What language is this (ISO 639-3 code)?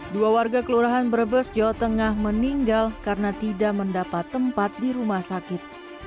ind